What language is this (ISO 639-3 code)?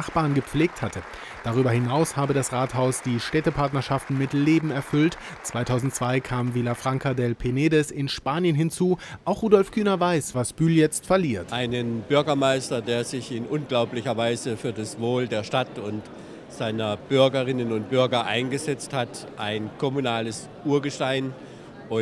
deu